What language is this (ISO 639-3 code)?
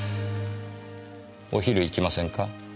jpn